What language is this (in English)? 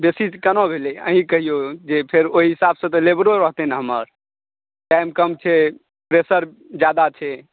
Maithili